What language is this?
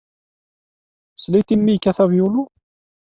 Kabyle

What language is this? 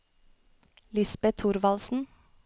Norwegian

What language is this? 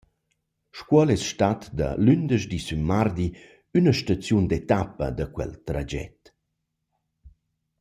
Romansh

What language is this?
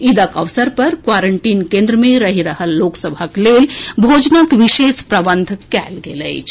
Maithili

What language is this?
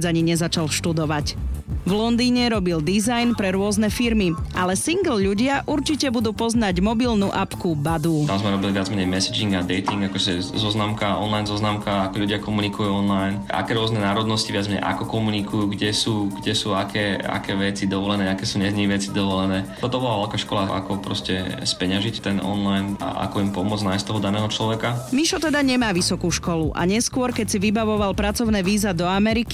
Slovak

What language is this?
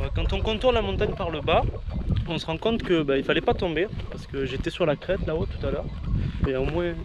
French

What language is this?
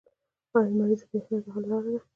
Pashto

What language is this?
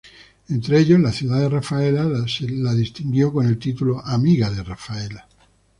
Spanish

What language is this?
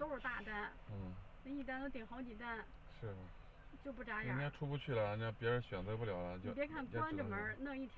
Chinese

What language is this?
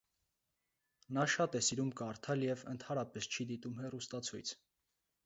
Armenian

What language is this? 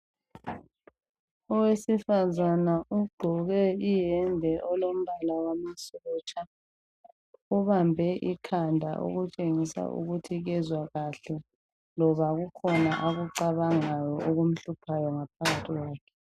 North Ndebele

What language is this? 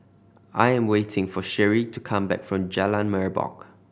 English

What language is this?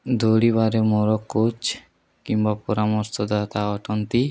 Odia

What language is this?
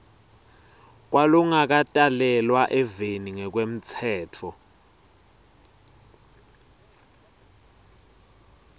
Swati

